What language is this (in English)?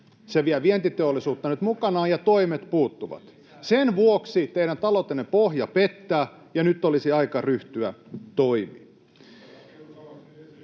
Finnish